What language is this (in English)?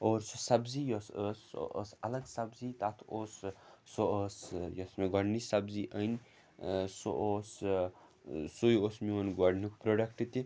Kashmiri